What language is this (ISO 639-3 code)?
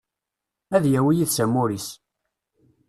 kab